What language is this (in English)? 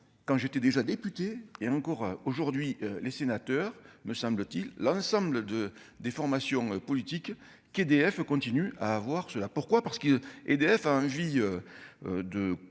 French